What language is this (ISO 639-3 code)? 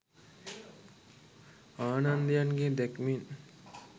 sin